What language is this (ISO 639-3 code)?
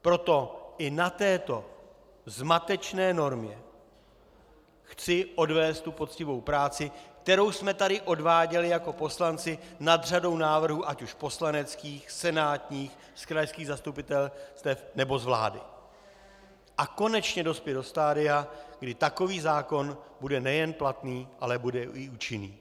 ces